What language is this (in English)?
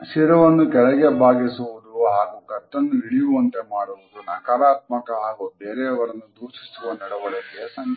Kannada